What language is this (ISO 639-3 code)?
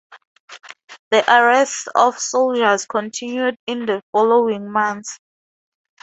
eng